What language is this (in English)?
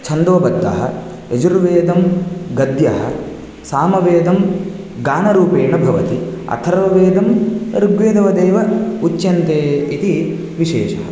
Sanskrit